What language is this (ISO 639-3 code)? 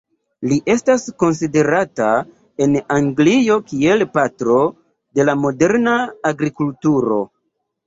epo